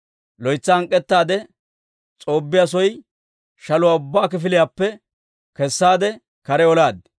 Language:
Dawro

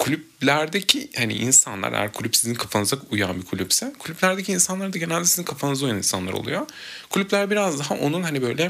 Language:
Turkish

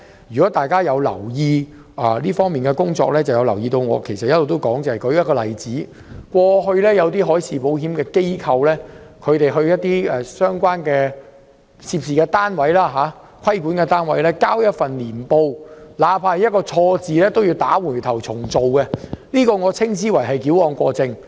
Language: Cantonese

